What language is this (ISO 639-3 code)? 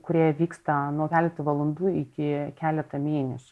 lit